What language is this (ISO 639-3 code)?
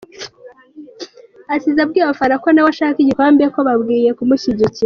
kin